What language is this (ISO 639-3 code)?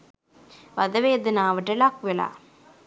sin